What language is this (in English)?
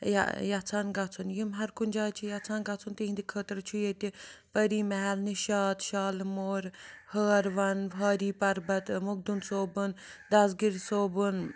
Kashmiri